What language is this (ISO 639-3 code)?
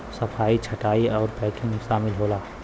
bho